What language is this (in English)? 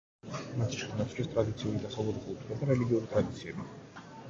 Georgian